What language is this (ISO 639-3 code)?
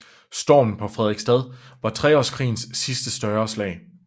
dan